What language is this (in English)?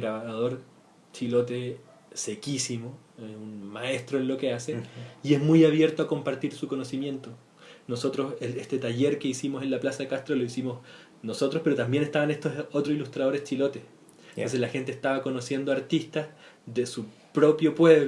Spanish